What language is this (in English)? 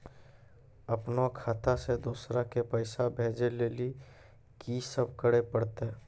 Maithili